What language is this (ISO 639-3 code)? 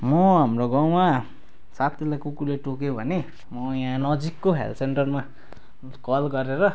nep